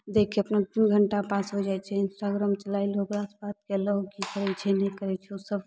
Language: Maithili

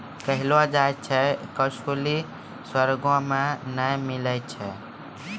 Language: Maithili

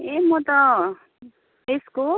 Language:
Nepali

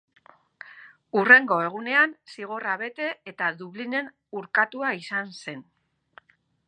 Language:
Basque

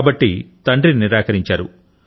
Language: Telugu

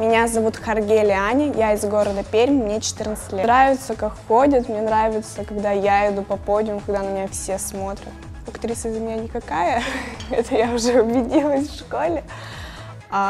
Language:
Russian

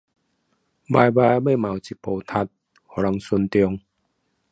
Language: Chinese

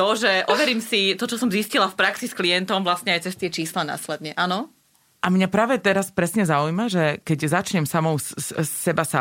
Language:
Slovak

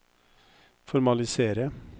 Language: Norwegian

